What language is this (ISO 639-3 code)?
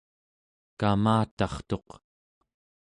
esu